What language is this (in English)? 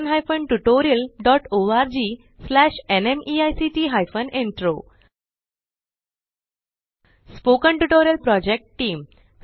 Marathi